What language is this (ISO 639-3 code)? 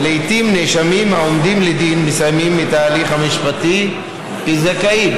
heb